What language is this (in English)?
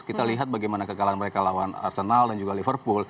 Indonesian